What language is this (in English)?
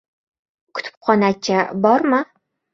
Uzbek